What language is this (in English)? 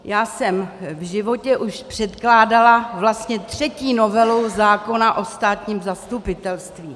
Czech